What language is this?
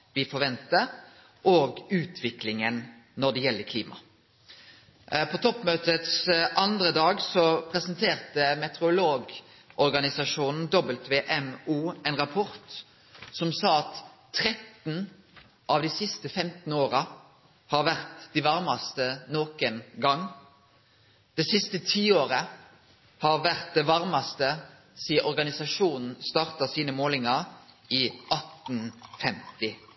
Norwegian Nynorsk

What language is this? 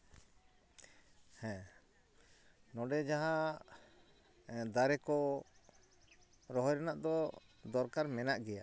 Santali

